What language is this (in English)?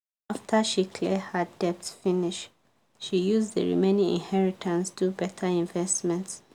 Nigerian Pidgin